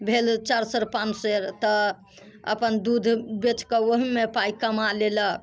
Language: Maithili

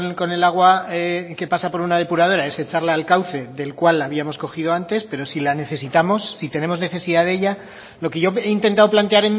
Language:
Spanish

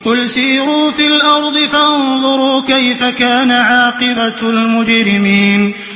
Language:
Arabic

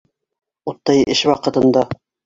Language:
Bashkir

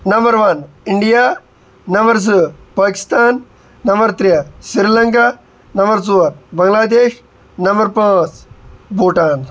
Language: Kashmiri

